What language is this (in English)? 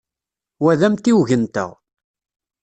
Kabyle